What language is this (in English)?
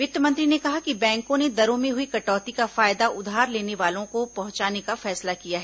Hindi